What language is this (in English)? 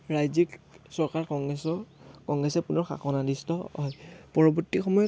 Assamese